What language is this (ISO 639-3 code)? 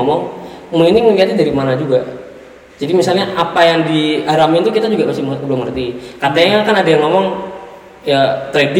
ind